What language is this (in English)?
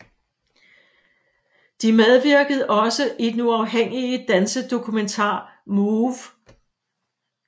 Danish